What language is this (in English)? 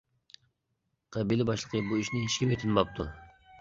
Uyghur